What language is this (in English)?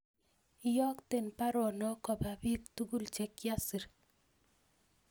Kalenjin